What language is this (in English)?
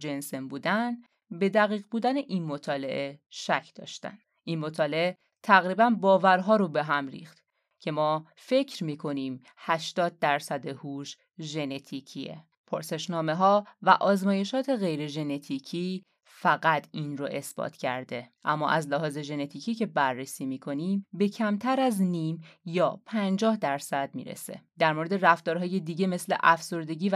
Persian